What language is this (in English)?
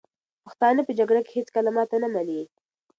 Pashto